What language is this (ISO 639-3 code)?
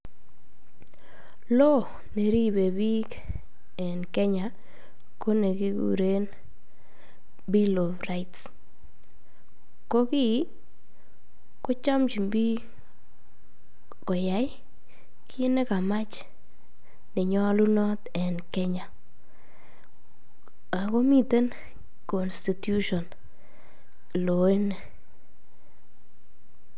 kln